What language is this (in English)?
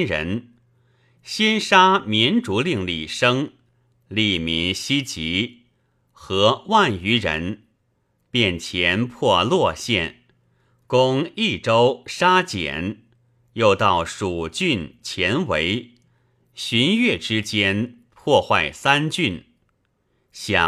Chinese